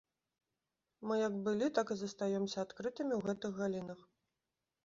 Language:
Belarusian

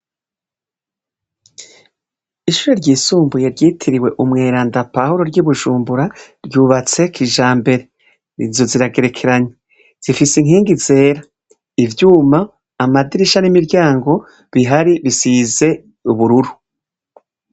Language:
Rundi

